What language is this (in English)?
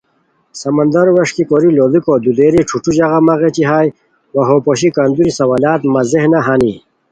Khowar